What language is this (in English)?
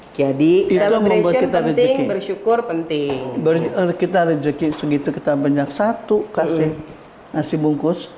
Indonesian